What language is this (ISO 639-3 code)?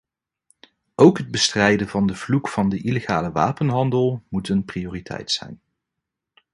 nld